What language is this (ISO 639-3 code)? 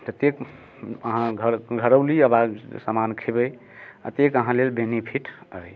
mai